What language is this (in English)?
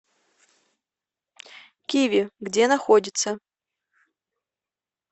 Russian